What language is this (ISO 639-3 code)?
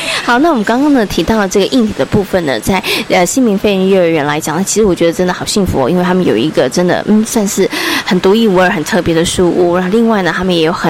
zho